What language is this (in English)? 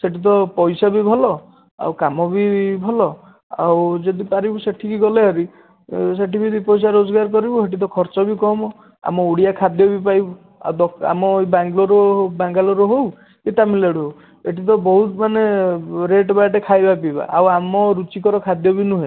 Odia